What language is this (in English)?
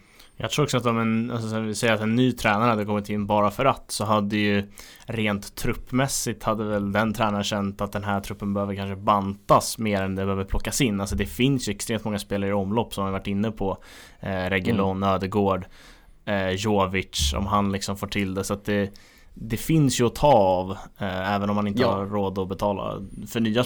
Swedish